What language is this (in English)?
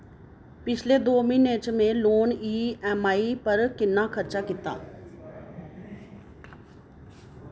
Dogri